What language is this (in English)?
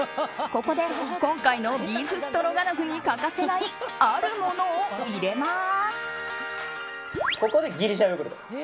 Japanese